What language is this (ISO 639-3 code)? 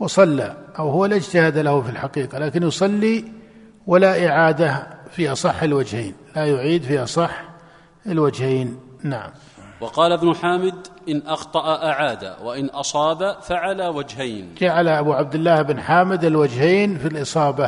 ara